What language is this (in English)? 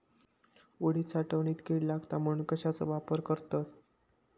Marathi